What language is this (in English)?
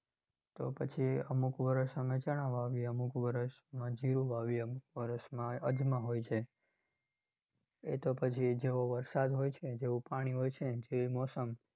Gujarati